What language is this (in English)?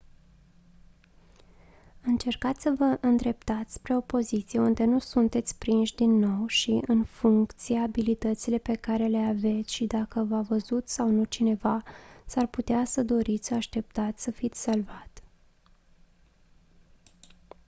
Romanian